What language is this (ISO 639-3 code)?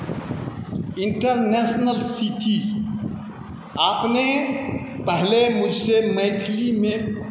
mai